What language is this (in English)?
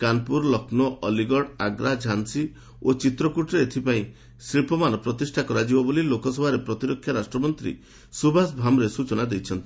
Odia